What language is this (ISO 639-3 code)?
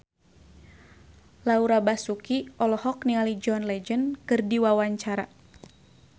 sun